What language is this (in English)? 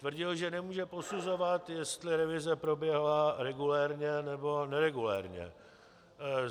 Czech